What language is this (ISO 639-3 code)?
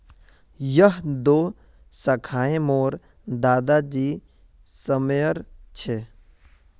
mag